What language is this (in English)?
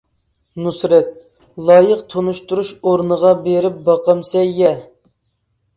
Uyghur